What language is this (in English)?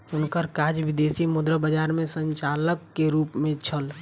Maithili